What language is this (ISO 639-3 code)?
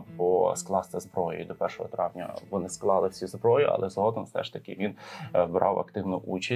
ukr